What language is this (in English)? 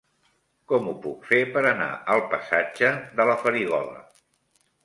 Catalan